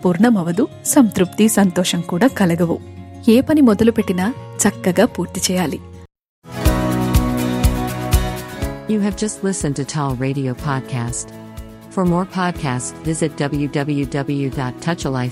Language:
Telugu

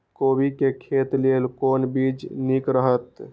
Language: Maithili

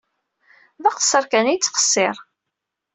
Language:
Kabyle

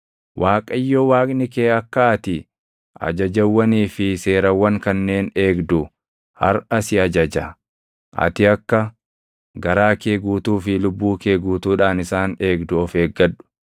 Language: Oromo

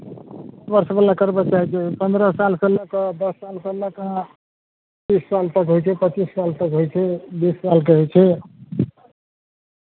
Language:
Maithili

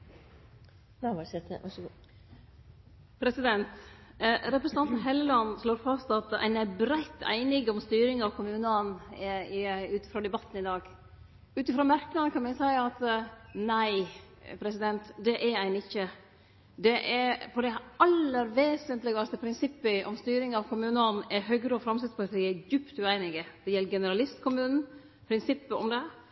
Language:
Norwegian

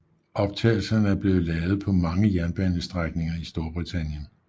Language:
Danish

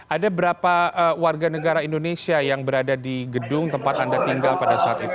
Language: Indonesian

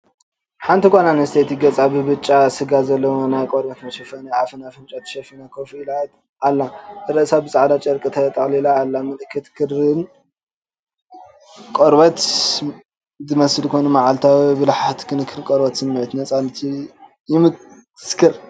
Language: Tigrinya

